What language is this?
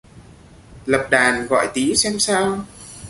Vietnamese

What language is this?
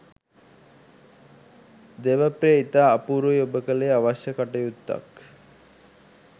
Sinhala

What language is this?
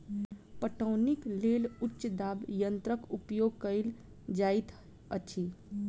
Maithili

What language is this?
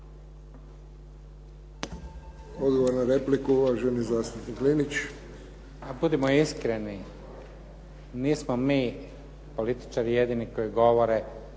Croatian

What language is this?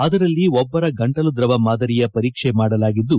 Kannada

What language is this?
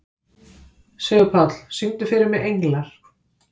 Icelandic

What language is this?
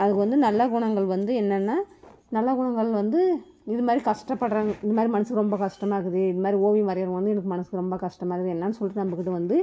Tamil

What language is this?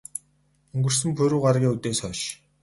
Mongolian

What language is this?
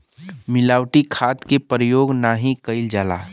Bhojpuri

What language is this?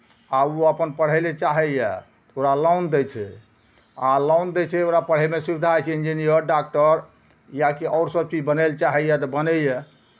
Maithili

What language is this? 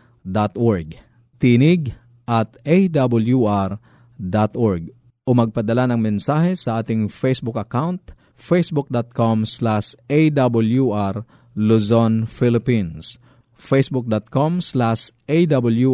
Filipino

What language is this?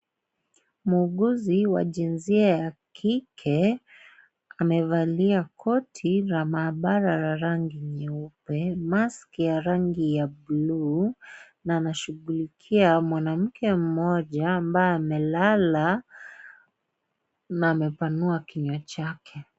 Swahili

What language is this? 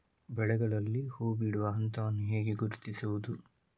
Kannada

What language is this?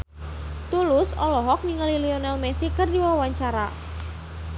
Sundanese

